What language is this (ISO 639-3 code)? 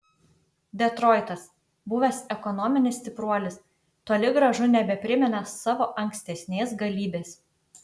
lit